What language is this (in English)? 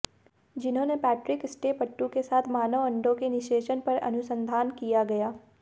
Hindi